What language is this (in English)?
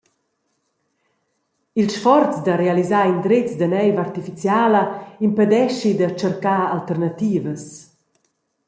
Romansh